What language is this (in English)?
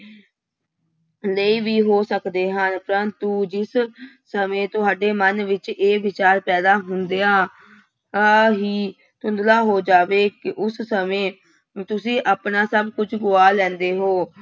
Punjabi